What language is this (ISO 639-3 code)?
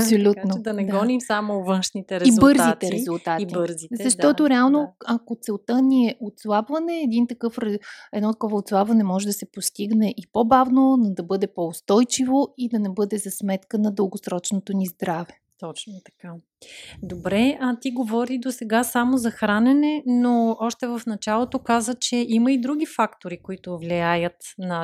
bul